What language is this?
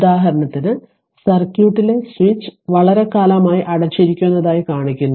Malayalam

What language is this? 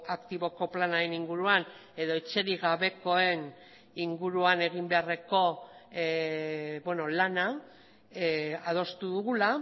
Basque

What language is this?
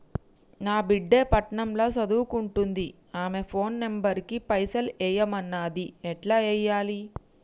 Telugu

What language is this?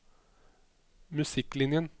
Norwegian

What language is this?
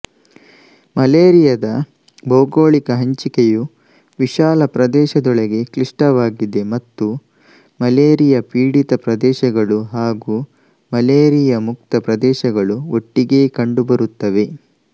Kannada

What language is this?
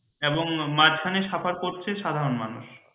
Bangla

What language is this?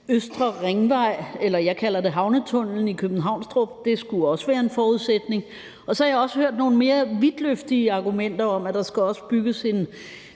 Danish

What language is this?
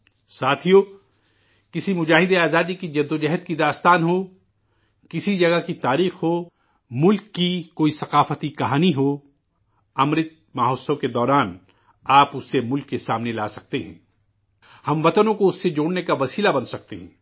Urdu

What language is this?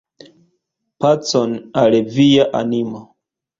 Esperanto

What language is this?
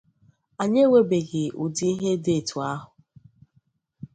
Igbo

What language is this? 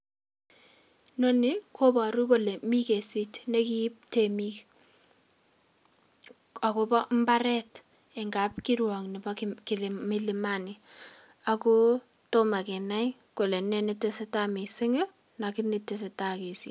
Kalenjin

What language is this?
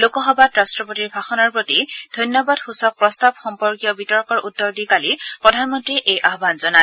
Assamese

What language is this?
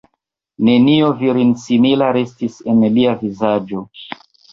Esperanto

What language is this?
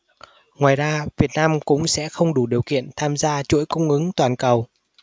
Vietnamese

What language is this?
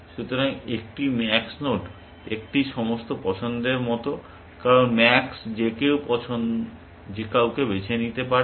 Bangla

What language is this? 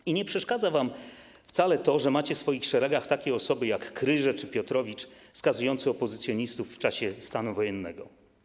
Polish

